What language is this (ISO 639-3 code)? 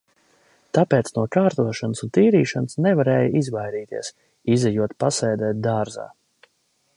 lav